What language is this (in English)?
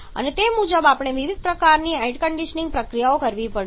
Gujarati